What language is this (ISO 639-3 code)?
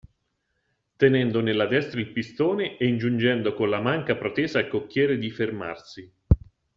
ita